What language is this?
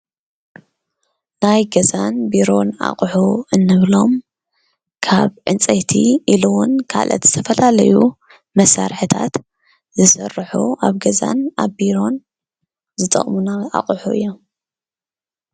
Tigrinya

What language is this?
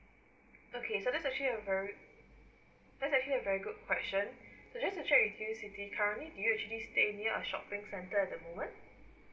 English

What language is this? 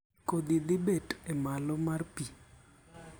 Luo (Kenya and Tanzania)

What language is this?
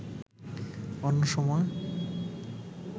Bangla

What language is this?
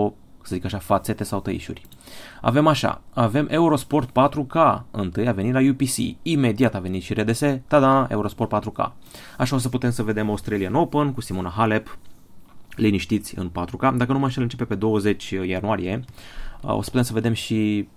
Romanian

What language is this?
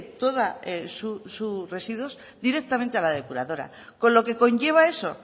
Spanish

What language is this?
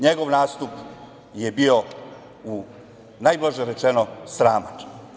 Serbian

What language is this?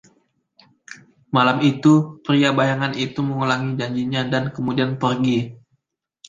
Indonesian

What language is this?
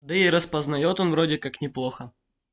Russian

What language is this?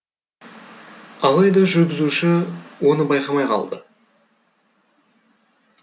Kazakh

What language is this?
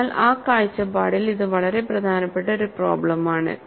Malayalam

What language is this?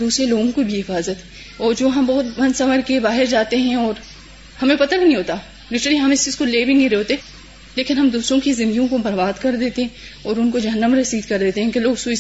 Urdu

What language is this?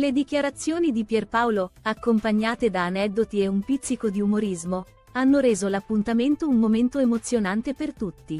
Italian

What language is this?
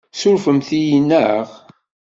Kabyle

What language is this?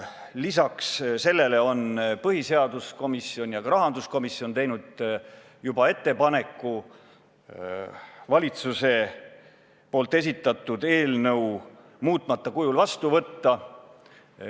Estonian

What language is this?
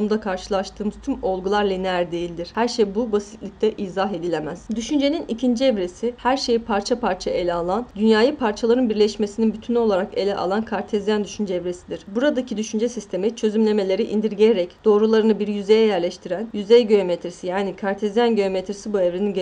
Turkish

